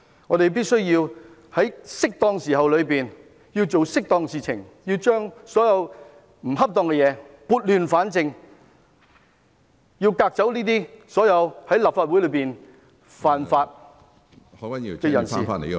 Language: Cantonese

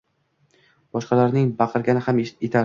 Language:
Uzbek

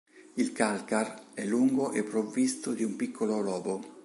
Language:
Italian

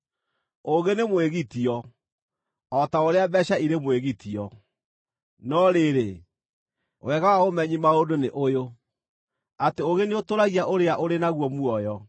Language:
Kikuyu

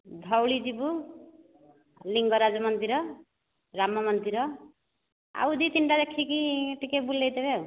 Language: Odia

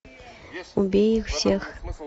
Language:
Russian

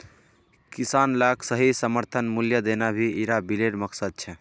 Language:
Magahi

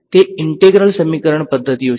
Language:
Gujarati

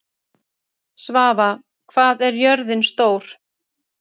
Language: Icelandic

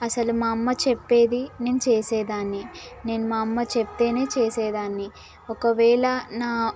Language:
Telugu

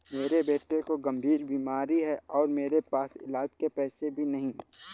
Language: Hindi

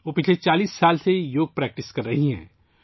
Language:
Urdu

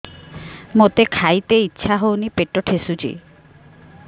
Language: Odia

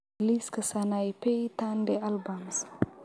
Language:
Somali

